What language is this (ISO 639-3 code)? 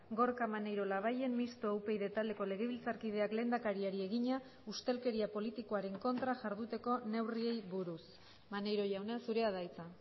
eus